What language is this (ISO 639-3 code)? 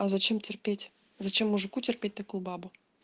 rus